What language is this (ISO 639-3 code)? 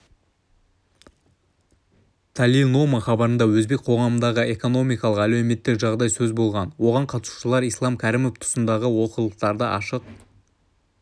kaz